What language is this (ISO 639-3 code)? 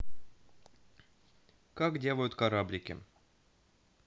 rus